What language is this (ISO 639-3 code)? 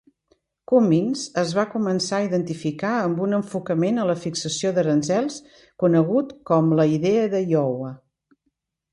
cat